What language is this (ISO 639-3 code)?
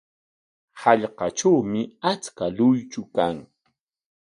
qwa